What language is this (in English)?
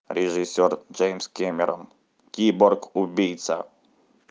Russian